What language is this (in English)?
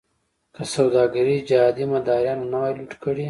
Pashto